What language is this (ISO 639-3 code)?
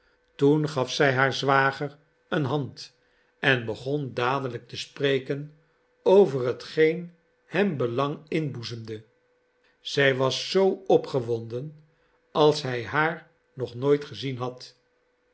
nld